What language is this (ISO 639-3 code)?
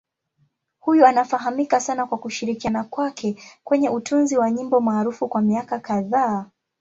swa